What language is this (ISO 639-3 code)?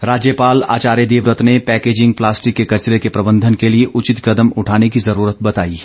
hin